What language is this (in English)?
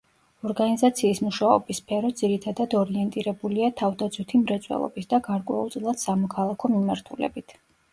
Georgian